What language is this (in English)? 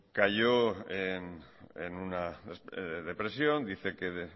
Spanish